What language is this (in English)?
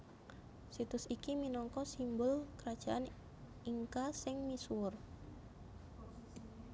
Javanese